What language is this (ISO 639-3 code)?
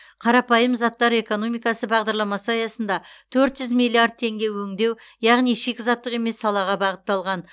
kaz